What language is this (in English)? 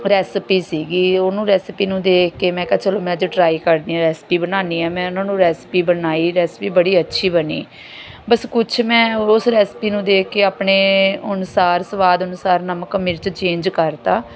Punjabi